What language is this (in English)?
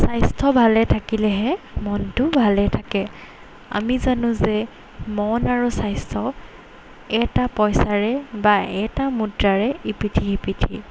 Assamese